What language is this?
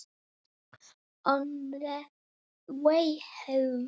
Icelandic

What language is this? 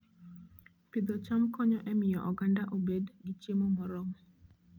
Luo (Kenya and Tanzania)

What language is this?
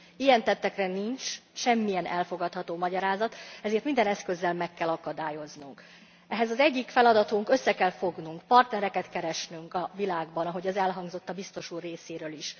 Hungarian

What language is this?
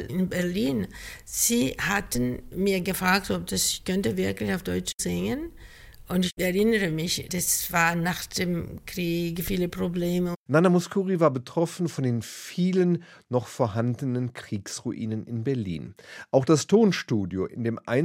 German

